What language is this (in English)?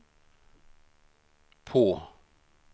Swedish